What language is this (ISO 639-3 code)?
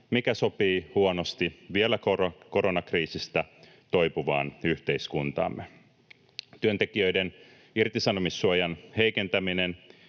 fin